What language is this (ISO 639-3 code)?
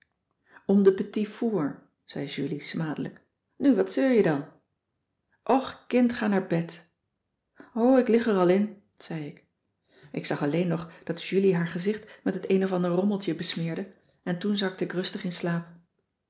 nld